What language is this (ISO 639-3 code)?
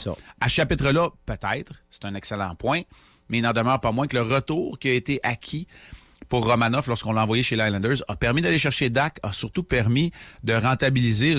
fra